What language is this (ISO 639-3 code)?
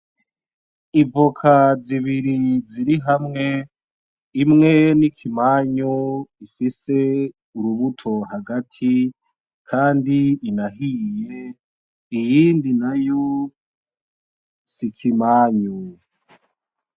run